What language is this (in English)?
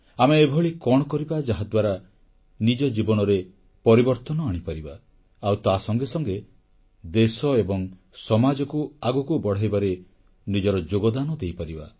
Odia